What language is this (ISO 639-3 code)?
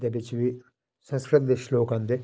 doi